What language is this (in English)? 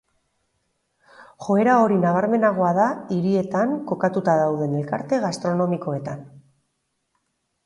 Basque